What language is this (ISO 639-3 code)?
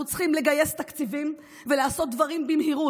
heb